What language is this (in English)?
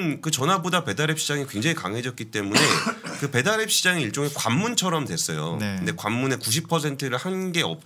Korean